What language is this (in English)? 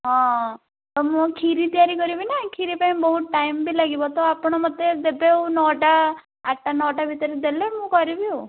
Odia